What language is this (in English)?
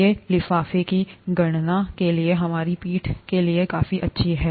Hindi